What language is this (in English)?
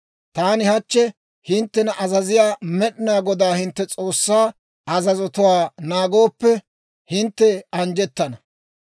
Dawro